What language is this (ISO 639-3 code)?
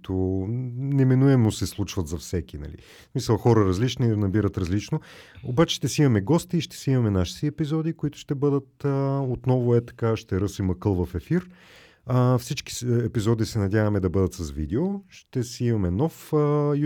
bul